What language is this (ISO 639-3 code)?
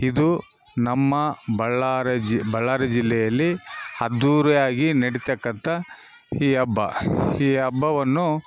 kan